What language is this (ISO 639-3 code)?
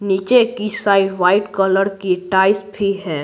hin